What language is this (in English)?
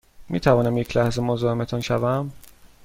Persian